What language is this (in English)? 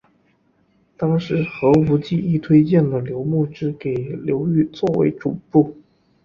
Chinese